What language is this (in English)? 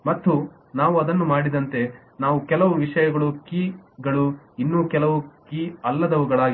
Kannada